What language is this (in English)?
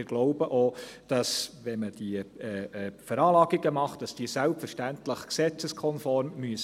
Swiss German